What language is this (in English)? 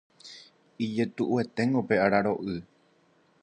Guarani